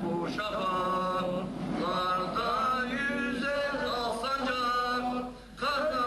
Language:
Turkish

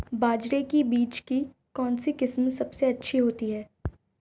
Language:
Hindi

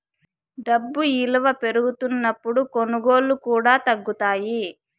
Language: Telugu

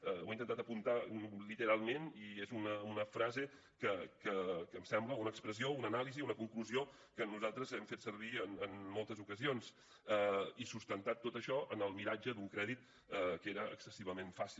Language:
Catalan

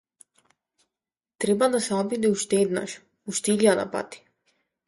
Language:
Macedonian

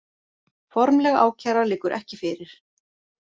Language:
Icelandic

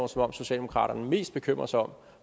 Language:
Danish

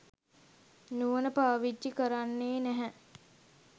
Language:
Sinhala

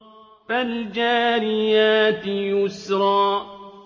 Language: Arabic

